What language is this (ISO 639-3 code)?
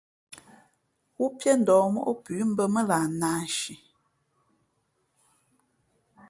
fmp